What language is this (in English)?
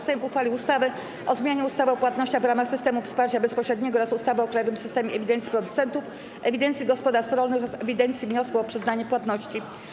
Polish